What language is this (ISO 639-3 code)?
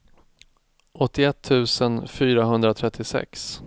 swe